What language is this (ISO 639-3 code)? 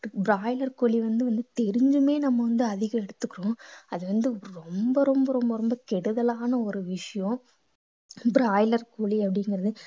tam